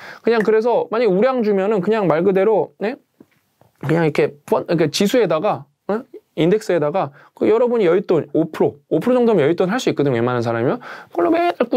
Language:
Korean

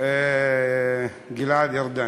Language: Hebrew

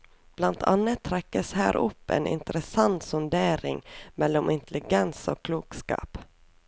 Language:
Norwegian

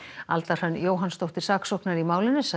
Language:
Icelandic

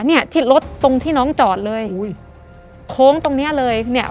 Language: Thai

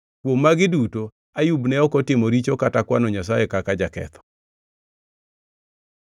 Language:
Luo (Kenya and Tanzania)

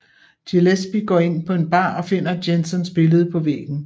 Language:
Danish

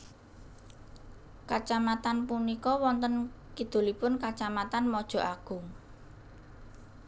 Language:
Javanese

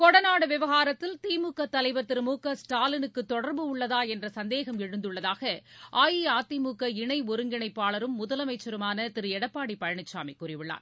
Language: Tamil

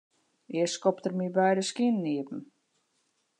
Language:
Western Frisian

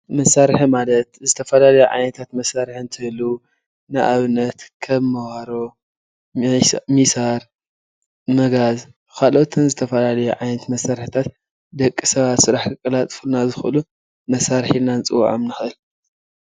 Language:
Tigrinya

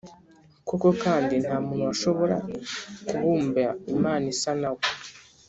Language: Kinyarwanda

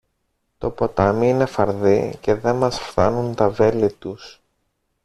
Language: Greek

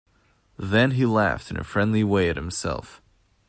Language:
English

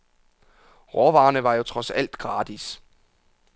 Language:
Danish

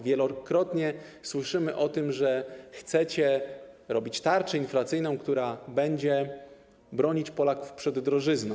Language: Polish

